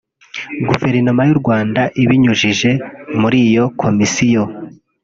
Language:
Kinyarwanda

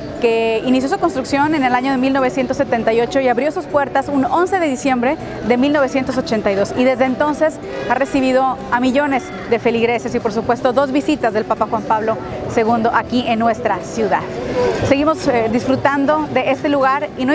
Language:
Spanish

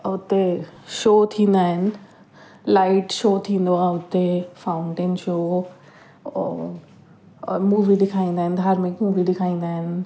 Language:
Sindhi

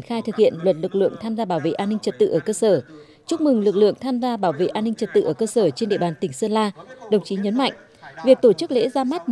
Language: Vietnamese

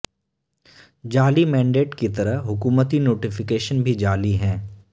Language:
Urdu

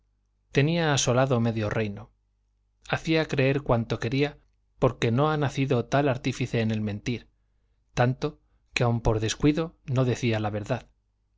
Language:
Spanish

